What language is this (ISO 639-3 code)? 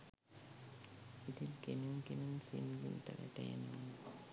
sin